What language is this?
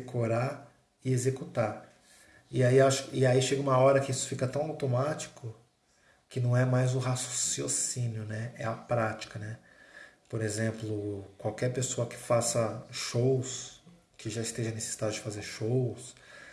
Portuguese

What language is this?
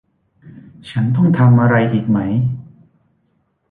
Thai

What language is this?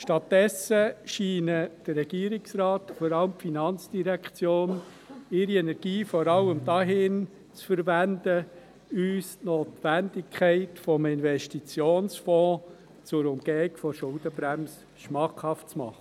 Swiss German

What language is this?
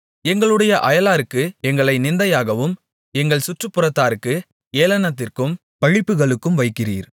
Tamil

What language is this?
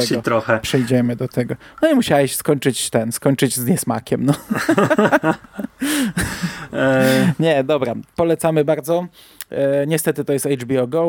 Polish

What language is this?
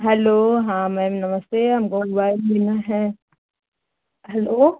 Hindi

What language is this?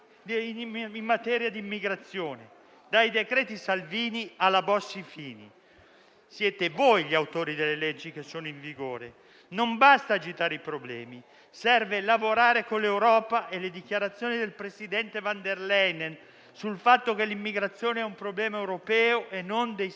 Italian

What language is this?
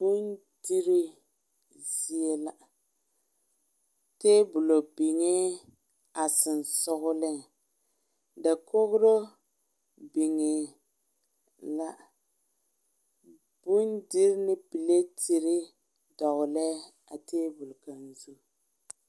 Southern Dagaare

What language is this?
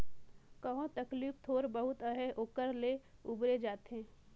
Chhattisgarhi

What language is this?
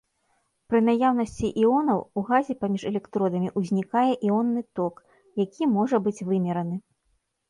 Belarusian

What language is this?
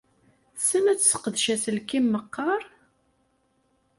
Kabyle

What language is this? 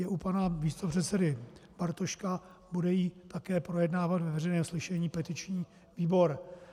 Czech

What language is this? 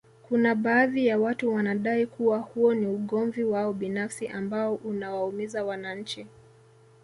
Swahili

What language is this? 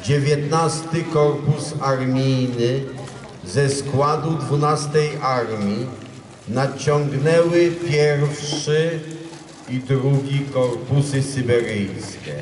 Polish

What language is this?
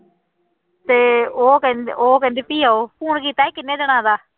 Punjabi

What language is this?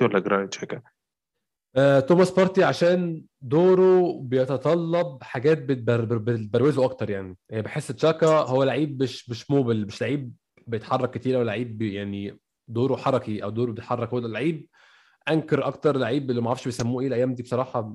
Arabic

